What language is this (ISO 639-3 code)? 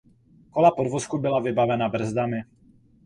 ces